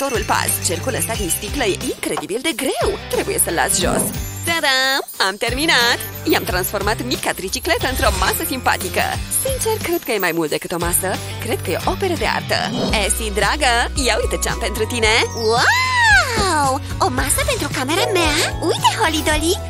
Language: Romanian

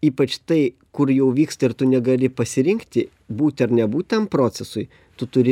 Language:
Lithuanian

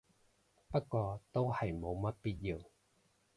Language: Cantonese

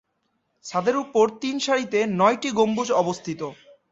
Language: Bangla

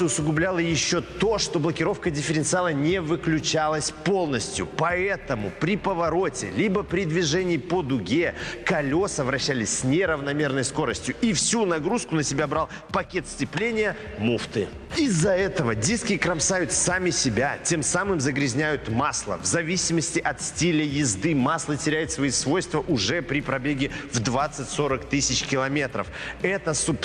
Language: Russian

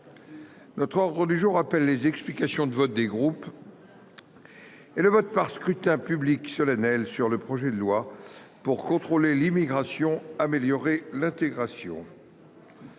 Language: French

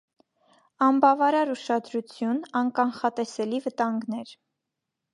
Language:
Armenian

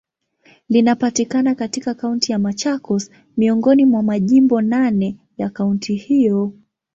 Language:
Swahili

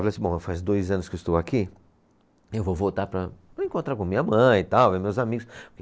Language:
Portuguese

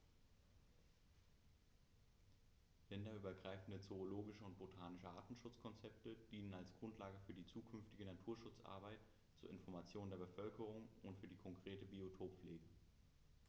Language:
German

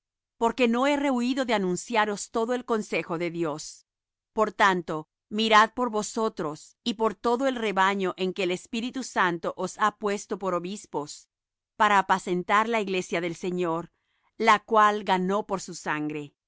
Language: Spanish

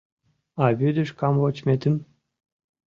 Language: Mari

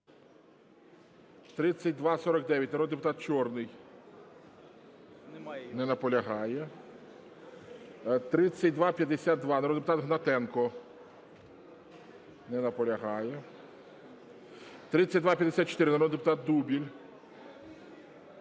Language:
Ukrainian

